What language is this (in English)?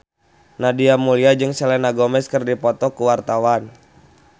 Sundanese